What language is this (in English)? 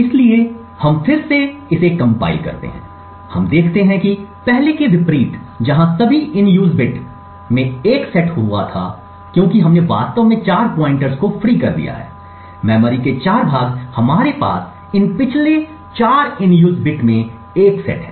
Hindi